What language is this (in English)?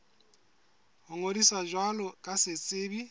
Southern Sotho